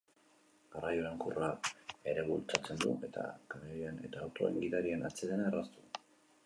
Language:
Basque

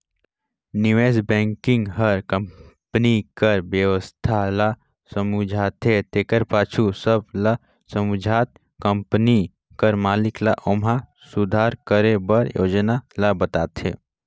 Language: Chhattisgarhi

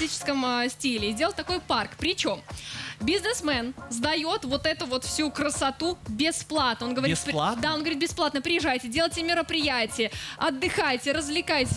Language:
Russian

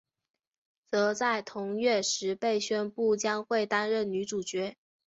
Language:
Chinese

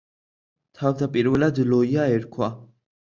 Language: Georgian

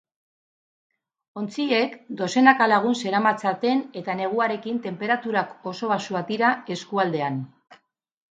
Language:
Basque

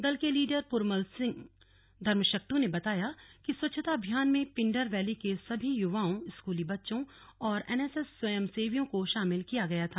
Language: Hindi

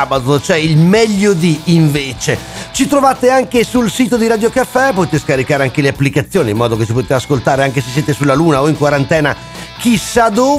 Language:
Italian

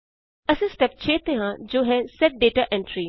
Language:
Punjabi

